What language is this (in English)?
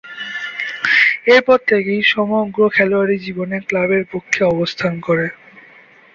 Bangla